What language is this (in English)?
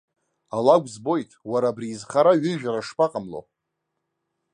Abkhazian